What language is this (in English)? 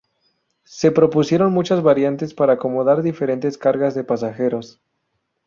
Spanish